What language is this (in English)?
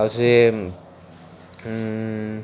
Odia